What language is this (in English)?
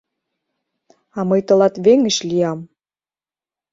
Mari